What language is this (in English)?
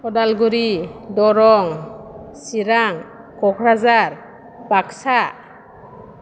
Bodo